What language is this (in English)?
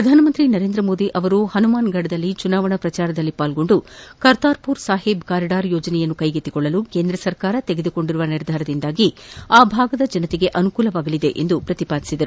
Kannada